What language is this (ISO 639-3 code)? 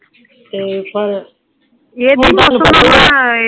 pan